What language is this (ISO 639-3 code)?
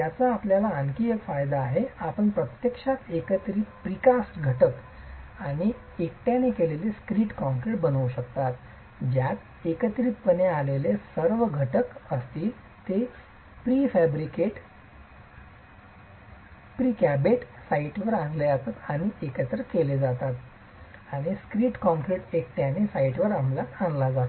mar